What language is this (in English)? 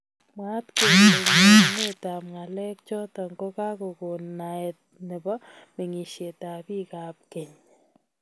Kalenjin